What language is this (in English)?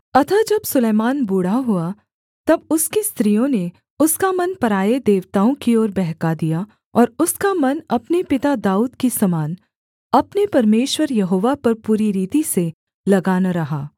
Hindi